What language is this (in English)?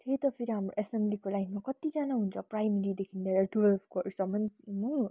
Nepali